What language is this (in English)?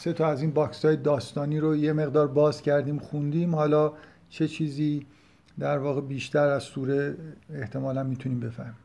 Persian